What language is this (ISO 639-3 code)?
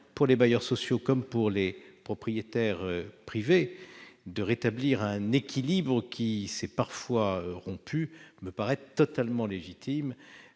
fra